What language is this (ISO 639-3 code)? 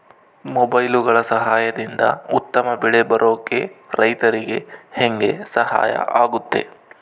kan